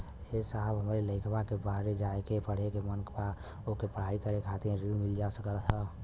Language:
Bhojpuri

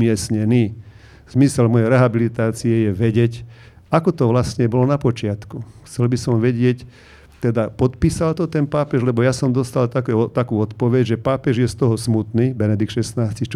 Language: Slovak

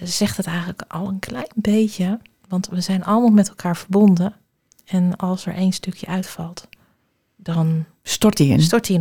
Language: Dutch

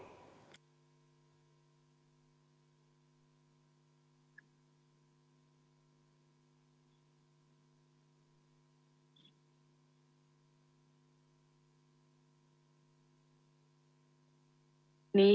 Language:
Estonian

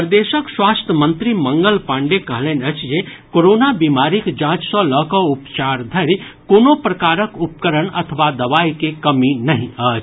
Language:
Maithili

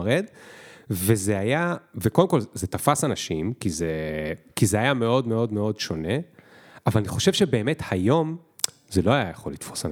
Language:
Hebrew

